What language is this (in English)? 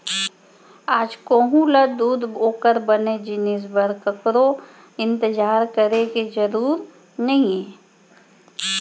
Chhattisgarhi